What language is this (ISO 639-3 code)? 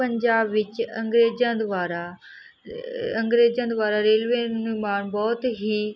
pan